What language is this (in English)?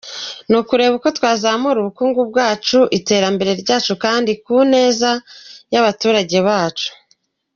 Kinyarwanda